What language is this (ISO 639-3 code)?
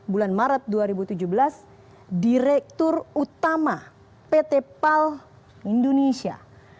ind